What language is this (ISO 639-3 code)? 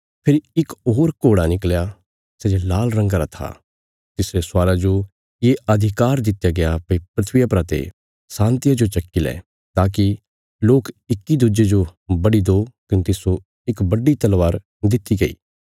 kfs